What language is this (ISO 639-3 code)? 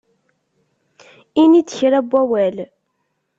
kab